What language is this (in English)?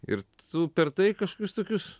Lithuanian